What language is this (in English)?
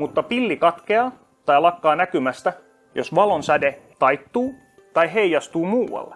Finnish